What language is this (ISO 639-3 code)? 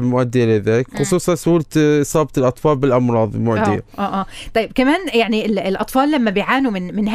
ara